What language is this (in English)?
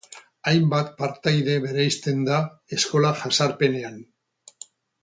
Basque